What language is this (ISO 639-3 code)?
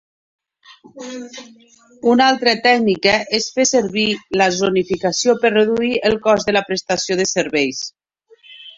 cat